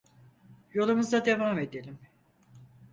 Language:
Turkish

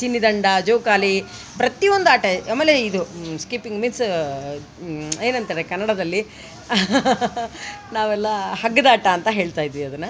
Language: Kannada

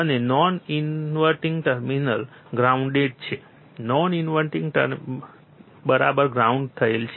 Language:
Gujarati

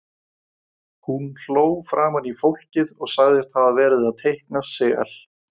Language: Icelandic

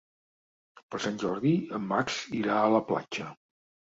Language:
Catalan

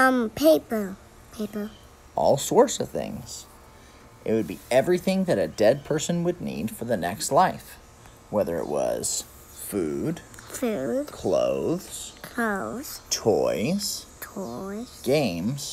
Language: English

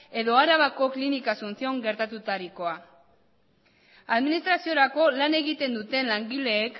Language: Basque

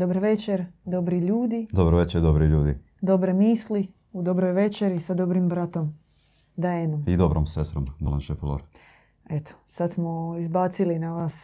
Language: Croatian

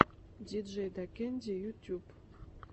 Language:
Russian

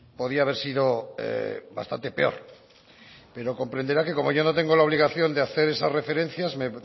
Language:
Spanish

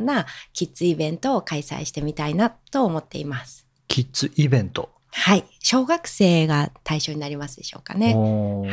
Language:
Japanese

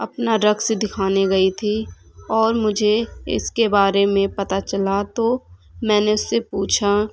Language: Urdu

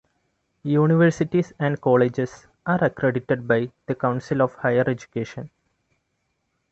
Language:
English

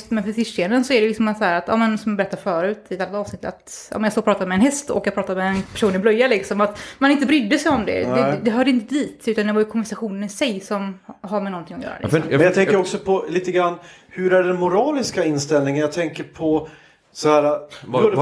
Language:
Swedish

